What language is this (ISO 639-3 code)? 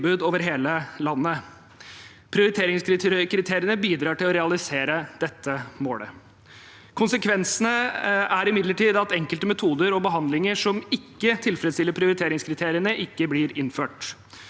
nor